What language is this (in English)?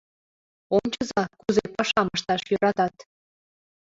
Mari